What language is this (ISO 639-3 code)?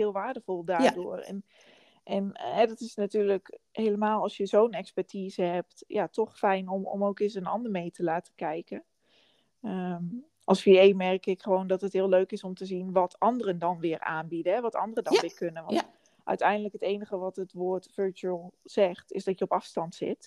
nld